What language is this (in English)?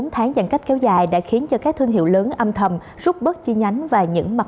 Vietnamese